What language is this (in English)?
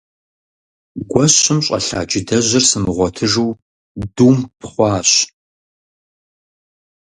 Kabardian